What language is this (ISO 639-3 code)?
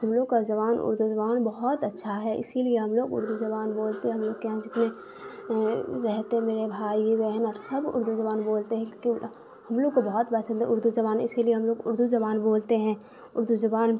urd